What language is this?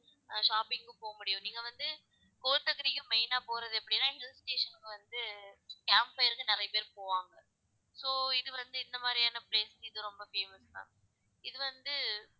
Tamil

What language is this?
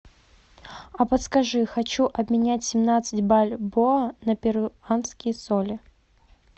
Russian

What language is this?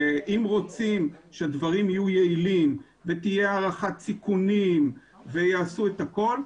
Hebrew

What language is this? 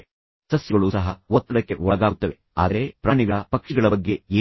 Kannada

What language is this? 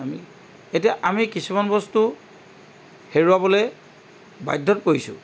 Assamese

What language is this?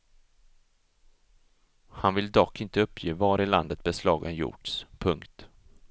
Swedish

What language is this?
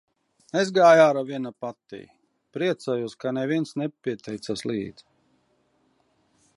Latvian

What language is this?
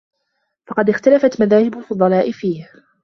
Arabic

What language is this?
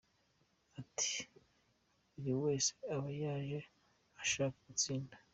Kinyarwanda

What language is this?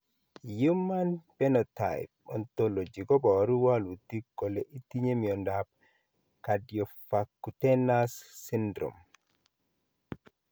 Kalenjin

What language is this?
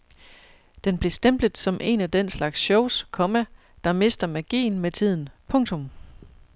Danish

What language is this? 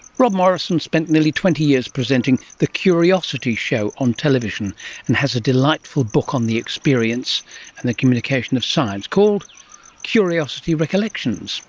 English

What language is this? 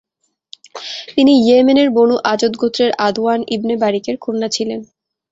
Bangla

